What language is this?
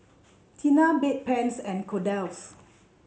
English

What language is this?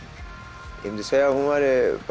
Icelandic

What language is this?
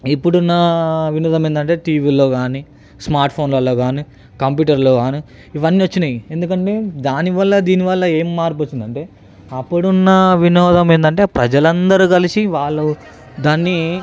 Telugu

